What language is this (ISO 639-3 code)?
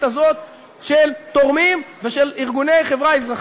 heb